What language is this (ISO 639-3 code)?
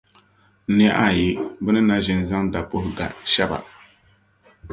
dag